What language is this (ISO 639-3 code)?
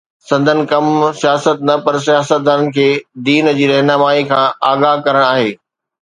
snd